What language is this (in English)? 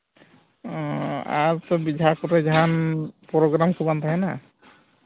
Santali